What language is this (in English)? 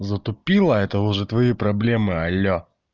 Russian